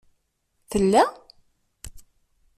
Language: Kabyle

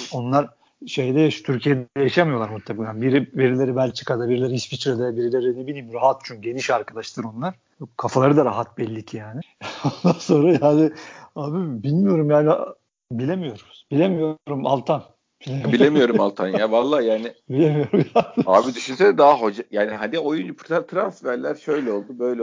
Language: Turkish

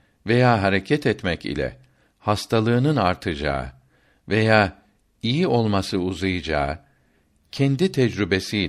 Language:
Turkish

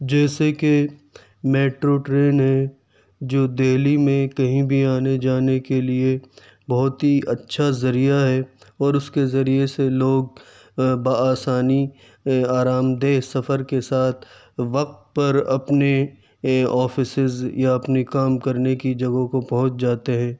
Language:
Urdu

